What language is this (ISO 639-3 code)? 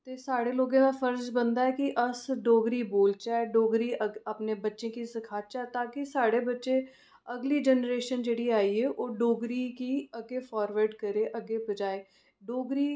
doi